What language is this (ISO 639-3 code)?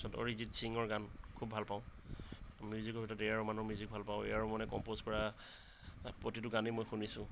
asm